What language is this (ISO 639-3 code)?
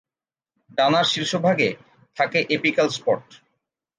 ben